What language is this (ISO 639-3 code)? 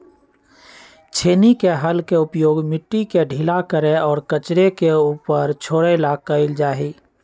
mag